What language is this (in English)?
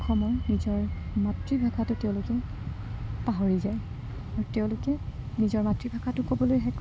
Assamese